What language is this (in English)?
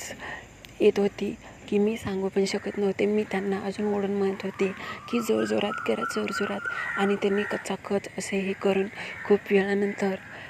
Arabic